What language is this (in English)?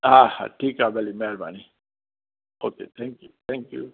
Sindhi